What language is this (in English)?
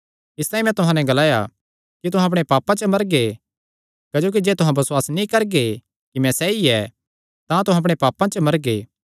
Kangri